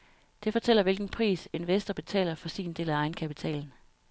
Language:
Danish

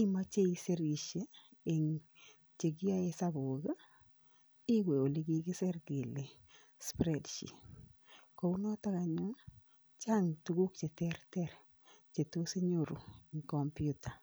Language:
Kalenjin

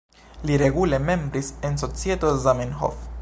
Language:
Esperanto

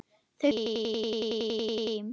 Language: Icelandic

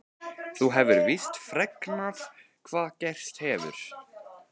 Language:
Icelandic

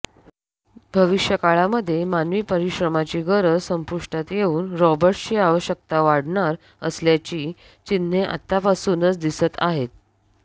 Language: Marathi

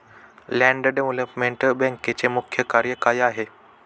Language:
Marathi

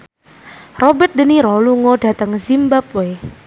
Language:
Javanese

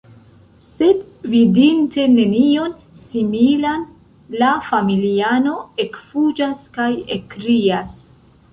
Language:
Esperanto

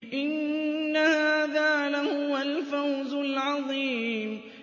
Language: Arabic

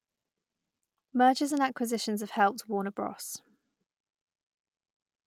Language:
English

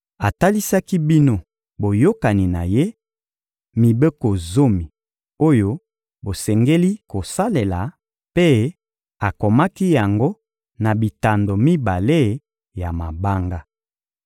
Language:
Lingala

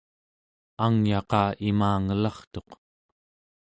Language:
Central Yupik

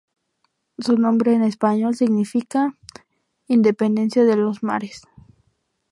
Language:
Spanish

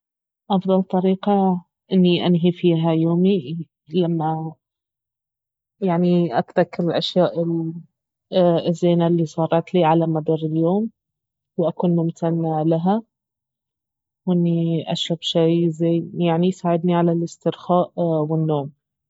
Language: Baharna Arabic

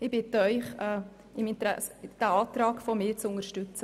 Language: Swiss German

